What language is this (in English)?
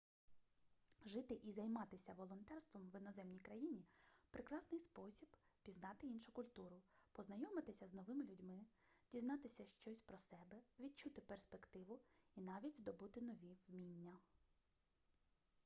Ukrainian